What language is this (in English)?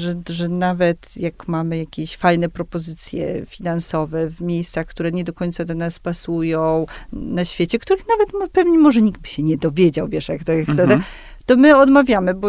Polish